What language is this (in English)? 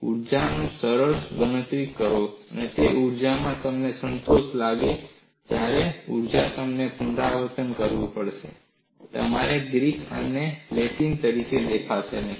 Gujarati